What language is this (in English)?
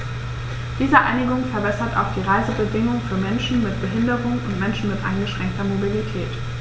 German